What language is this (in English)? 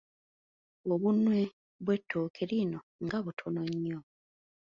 Ganda